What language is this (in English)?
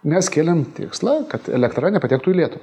Lithuanian